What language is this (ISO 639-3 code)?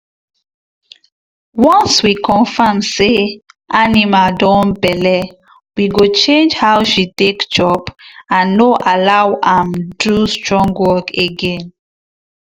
pcm